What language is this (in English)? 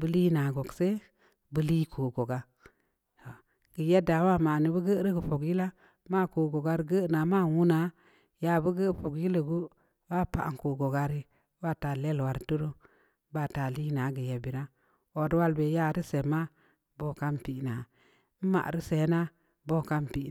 Samba Leko